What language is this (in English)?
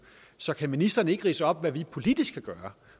Danish